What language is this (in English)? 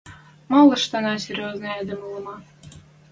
Western Mari